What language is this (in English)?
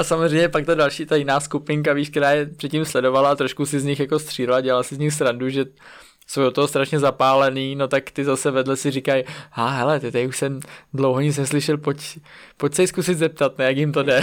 Czech